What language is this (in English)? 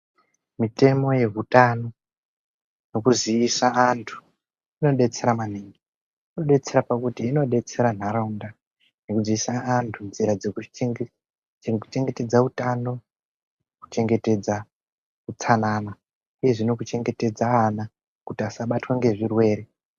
Ndau